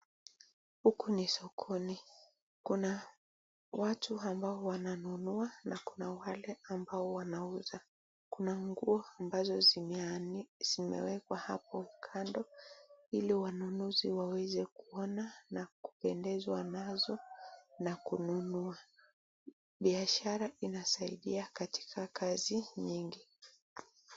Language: Swahili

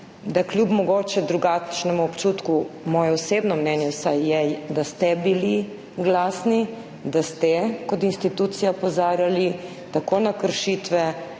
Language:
Slovenian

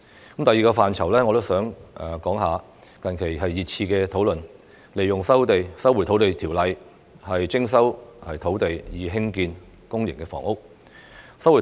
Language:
Cantonese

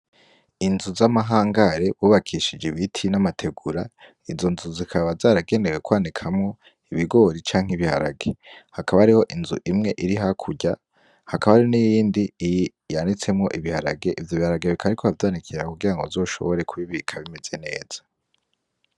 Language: Rundi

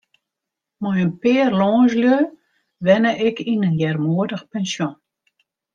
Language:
Western Frisian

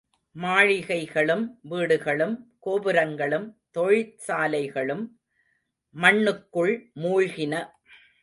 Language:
Tamil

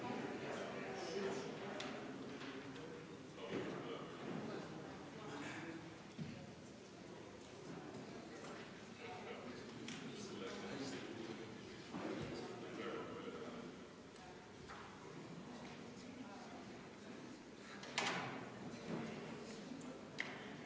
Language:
Estonian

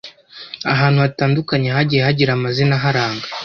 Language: Kinyarwanda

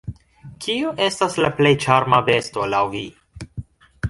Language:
Esperanto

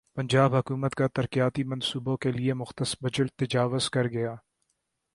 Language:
Urdu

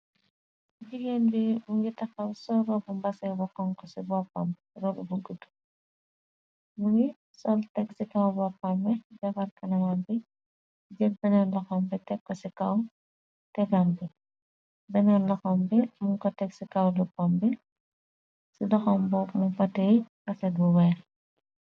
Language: Wolof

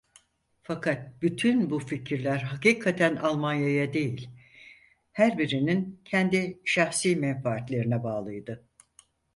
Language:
Turkish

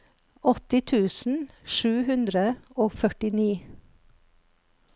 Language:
Norwegian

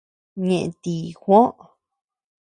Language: Tepeuxila Cuicatec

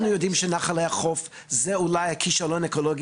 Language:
Hebrew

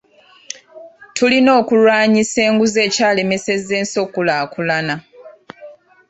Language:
Ganda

